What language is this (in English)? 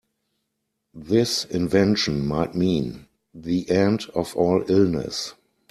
English